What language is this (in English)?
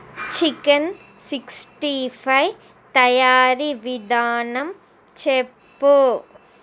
Telugu